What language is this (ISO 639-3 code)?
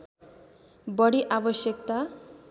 nep